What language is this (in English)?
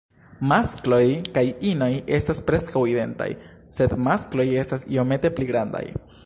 Esperanto